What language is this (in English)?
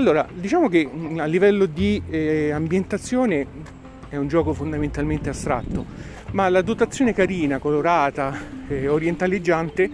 Italian